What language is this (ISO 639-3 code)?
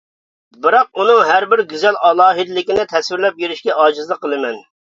uig